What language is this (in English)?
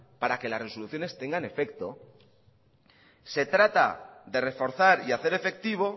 Spanish